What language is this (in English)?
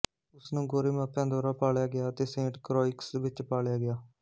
Punjabi